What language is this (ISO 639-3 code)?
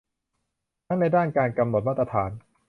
tha